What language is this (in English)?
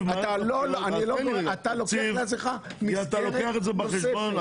Hebrew